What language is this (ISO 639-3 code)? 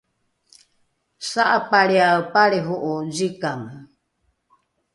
dru